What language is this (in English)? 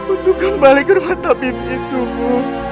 Indonesian